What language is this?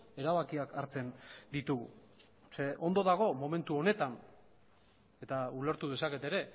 Basque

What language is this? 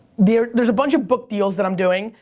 English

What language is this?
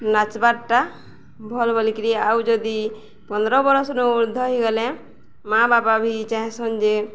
Odia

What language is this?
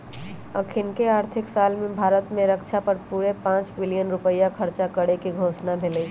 Magahi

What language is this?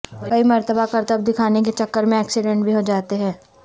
Urdu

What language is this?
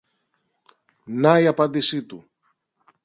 Greek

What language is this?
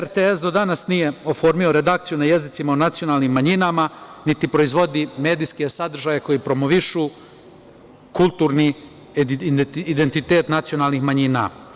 Serbian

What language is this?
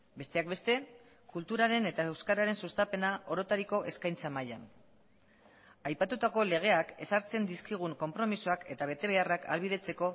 Basque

